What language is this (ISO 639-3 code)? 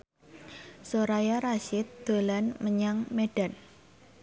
jav